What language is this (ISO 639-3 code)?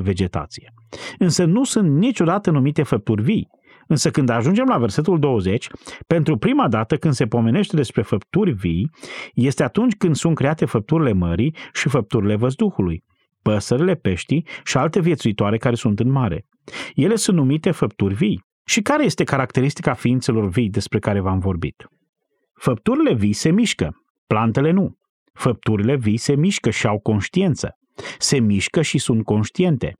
ron